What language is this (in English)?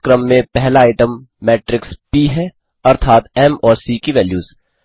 Hindi